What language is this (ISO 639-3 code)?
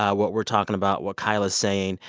eng